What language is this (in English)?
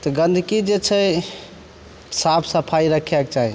Maithili